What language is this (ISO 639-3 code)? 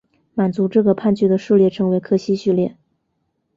zho